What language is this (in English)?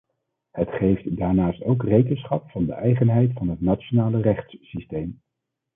Dutch